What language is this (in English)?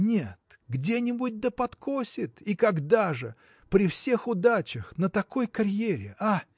Russian